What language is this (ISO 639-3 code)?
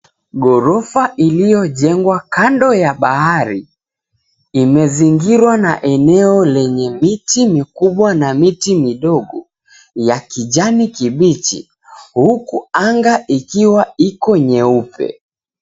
swa